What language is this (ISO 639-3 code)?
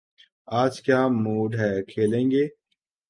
urd